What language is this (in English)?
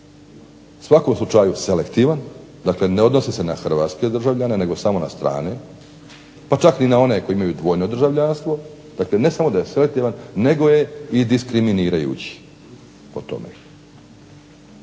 Croatian